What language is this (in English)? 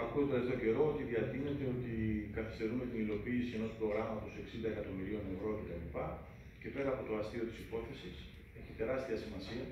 Greek